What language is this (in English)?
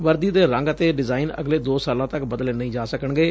Punjabi